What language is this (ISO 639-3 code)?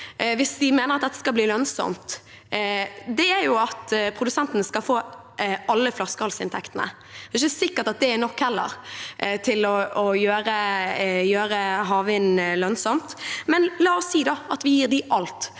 nor